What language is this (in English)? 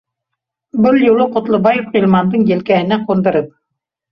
Bashkir